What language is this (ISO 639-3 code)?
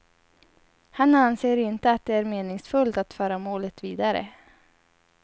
swe